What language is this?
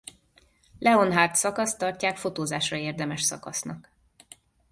Hungarian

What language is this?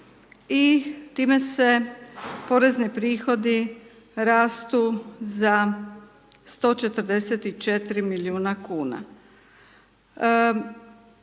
Croatian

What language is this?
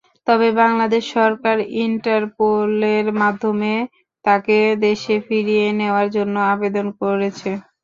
Bangla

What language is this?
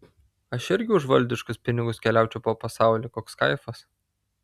Lithuanian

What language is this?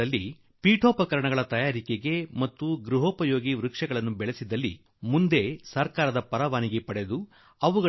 Kannada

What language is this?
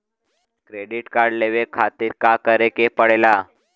Bhojpuri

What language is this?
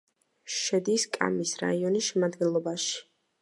Georgian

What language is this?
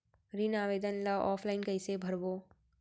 Chhattisgarhi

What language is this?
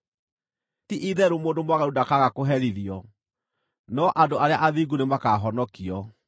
Kikuyu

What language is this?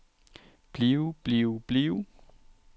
Danish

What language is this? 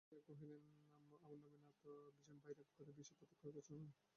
Bangla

